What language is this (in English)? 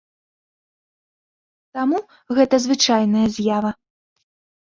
Belarusian